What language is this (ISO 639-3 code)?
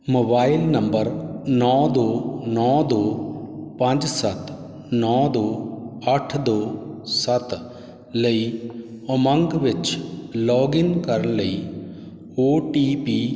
pan